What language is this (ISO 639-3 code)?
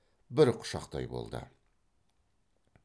kaz